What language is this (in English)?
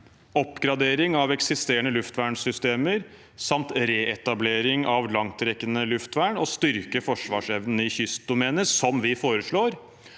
Norwegian